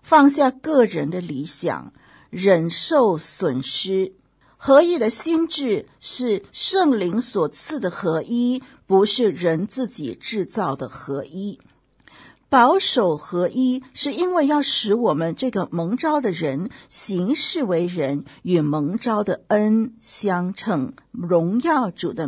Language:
Chinese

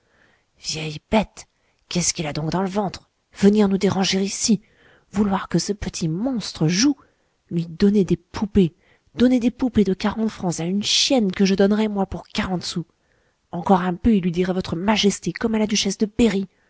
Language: French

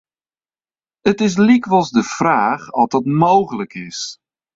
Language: Western Frisian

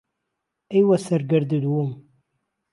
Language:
Central Kurdish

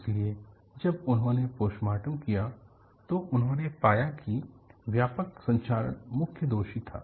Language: Hindi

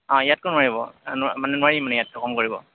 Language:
Assamese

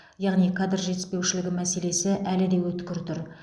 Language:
Kazakh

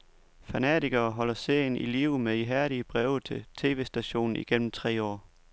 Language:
Danish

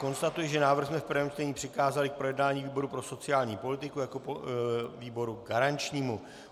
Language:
Czech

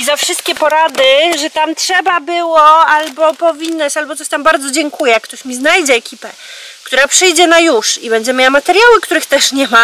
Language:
Polish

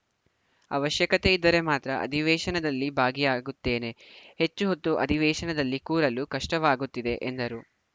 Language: Kannada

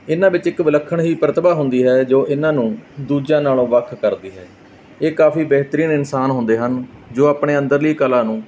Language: Punjabi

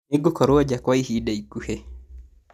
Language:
Kikuyu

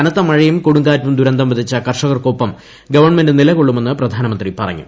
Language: Malayalam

